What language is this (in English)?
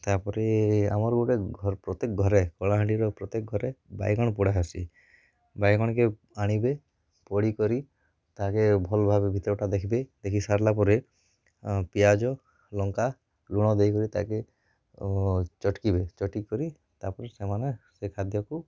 Odia